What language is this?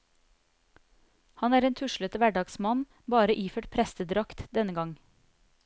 Norwegian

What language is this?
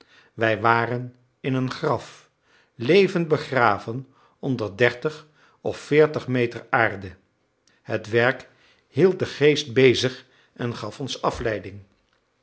Dutch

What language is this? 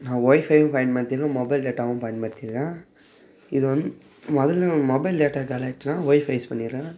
Tamil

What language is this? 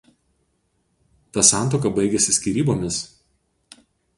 Lithuanian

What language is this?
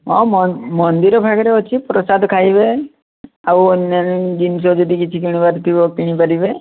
Odia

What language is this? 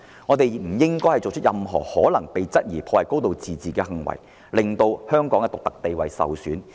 Cantonese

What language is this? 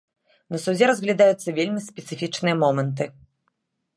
Belarusian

